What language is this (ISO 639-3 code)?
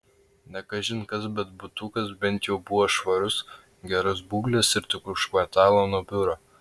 lit